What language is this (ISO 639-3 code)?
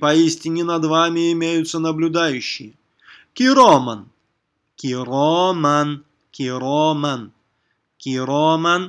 rus